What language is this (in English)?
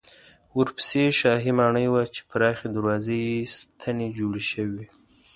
Pashto